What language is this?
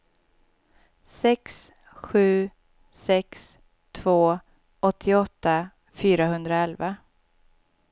Swedish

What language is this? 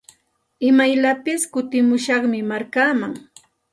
Santa Ana de Tusi Pasco Quechua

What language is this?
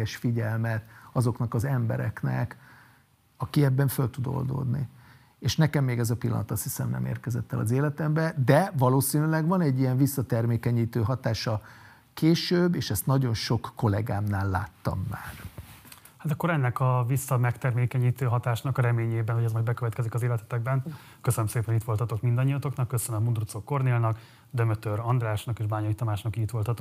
Hungarian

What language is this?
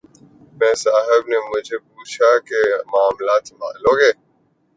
Urdu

